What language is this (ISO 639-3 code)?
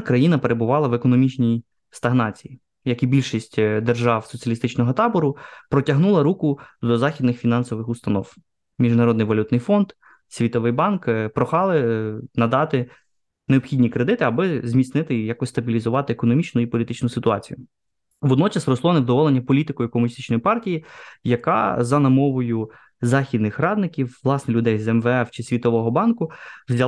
ukr